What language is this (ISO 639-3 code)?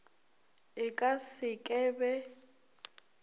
nso